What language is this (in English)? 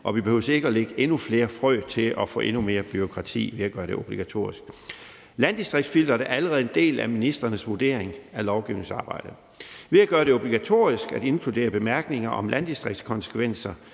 Danish